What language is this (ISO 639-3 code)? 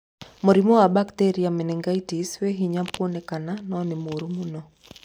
kik